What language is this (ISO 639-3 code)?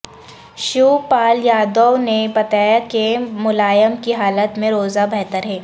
urd